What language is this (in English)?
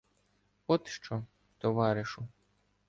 Ukrainian